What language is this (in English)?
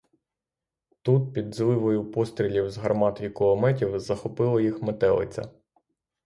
Ukrainian